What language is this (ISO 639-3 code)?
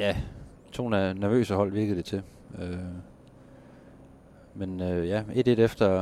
dan